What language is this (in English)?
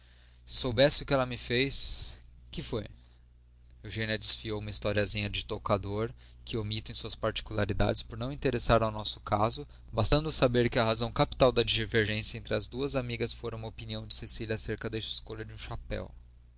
Portuguese